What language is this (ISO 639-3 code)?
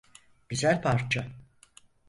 tur